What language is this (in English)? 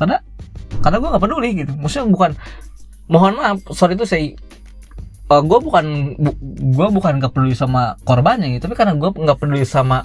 Indonesian